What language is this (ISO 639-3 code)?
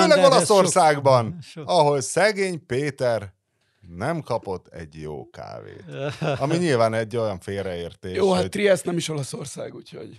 hun